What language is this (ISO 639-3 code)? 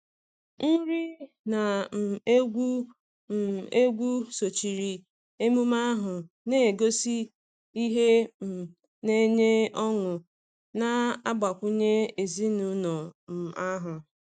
ibo